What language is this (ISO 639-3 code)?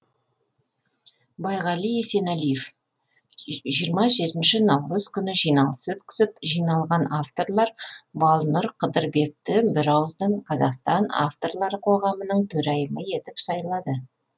kaz